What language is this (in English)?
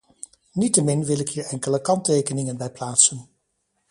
Dutch